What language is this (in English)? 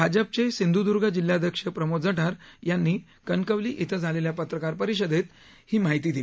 Marathi